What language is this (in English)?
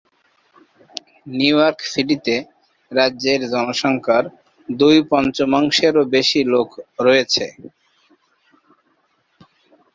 Bangla